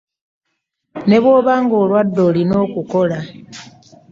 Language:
Ganda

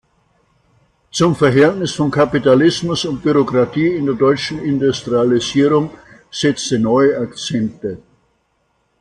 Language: German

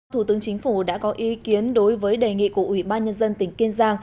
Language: Vietnamese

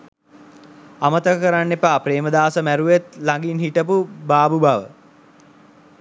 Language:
Sinhala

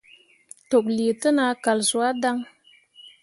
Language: Mundang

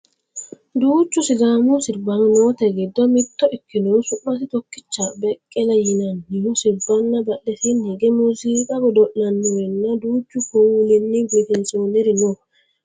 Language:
Sidamo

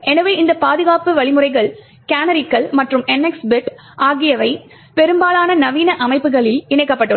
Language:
Tamil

